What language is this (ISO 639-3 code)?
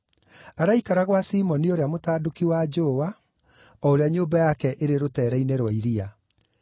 kik